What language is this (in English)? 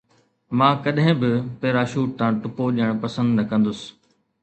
Sindhi